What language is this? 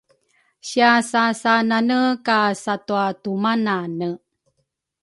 Rukai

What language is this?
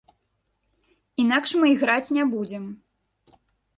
Belarusian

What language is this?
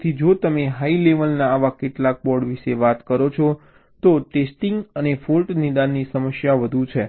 Gujarati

